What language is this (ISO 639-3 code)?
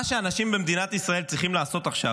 heb